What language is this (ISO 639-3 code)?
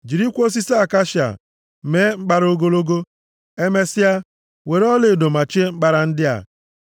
ibo